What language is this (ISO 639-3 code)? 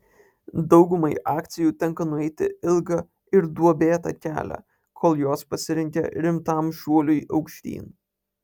lit